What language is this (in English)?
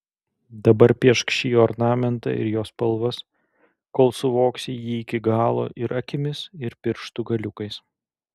Lithuanian